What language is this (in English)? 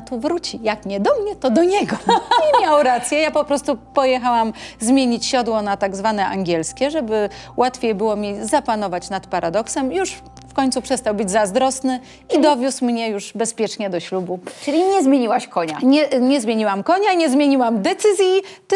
Polish